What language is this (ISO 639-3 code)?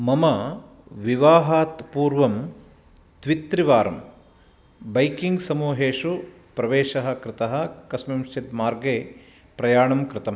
san